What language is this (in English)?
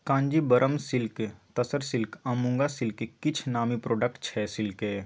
Maithili